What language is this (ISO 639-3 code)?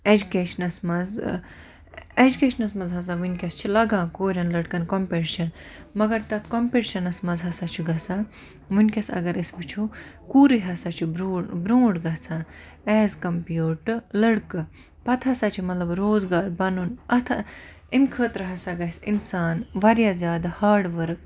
kas